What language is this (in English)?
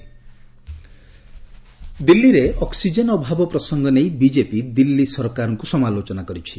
Odia